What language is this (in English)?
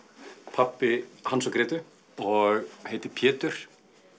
Icelandic